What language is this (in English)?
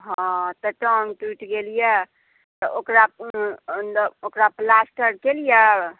Maithili